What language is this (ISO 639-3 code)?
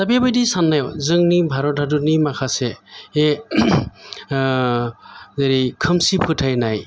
brx